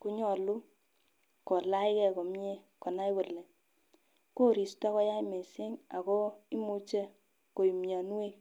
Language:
Kalenjin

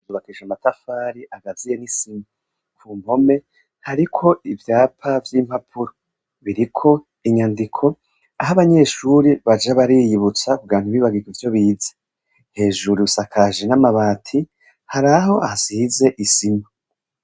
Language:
Rundi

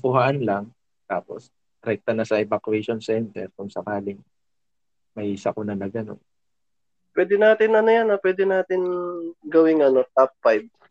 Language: Filipino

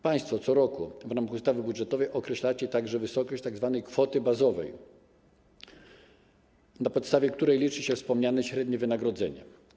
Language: Polish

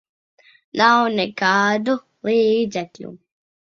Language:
Latvian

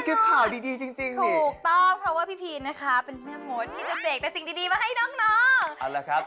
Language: Thai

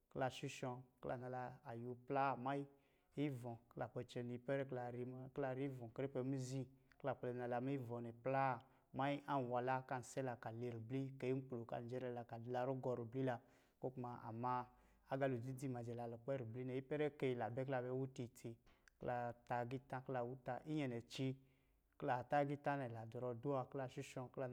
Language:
Lijili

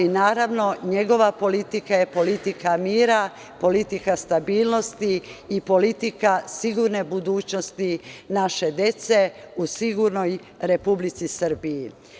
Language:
Serbian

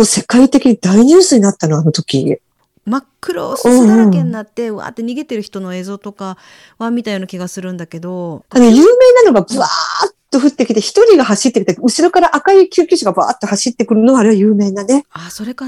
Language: Japanese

